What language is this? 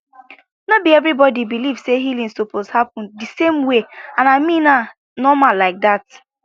Nigerian Pidgin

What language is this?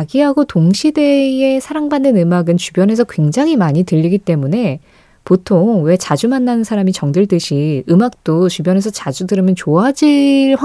Korean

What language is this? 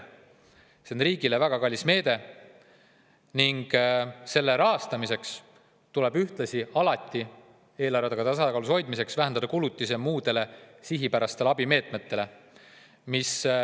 Estonian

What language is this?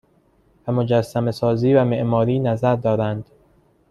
Persian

